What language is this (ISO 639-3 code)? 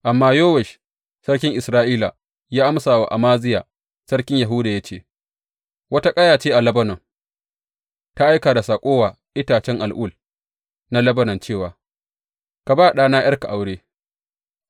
hau